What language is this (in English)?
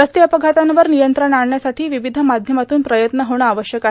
Marathi